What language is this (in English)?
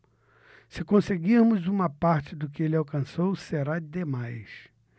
Portuguese